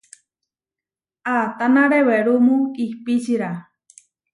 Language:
Huarijio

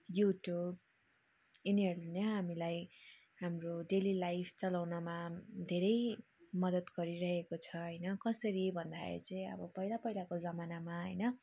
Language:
Nepali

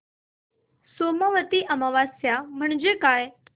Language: Marathi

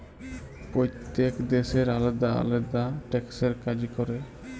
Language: Bangla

